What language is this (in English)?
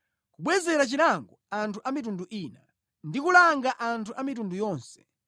Nyanja